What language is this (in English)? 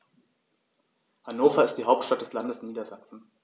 German